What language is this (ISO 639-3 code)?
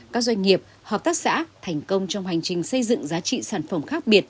vie